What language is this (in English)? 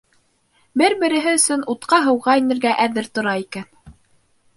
Bashkir